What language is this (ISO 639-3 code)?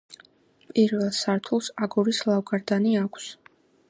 kat